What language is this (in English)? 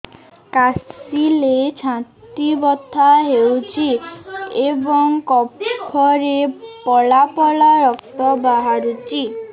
Odia